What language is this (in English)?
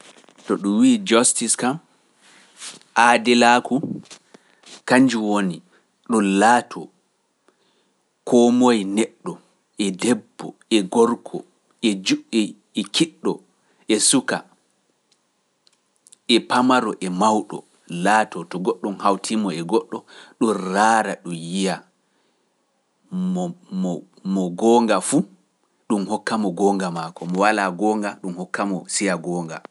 Pular